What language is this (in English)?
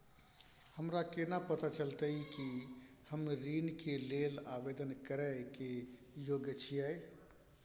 Maithili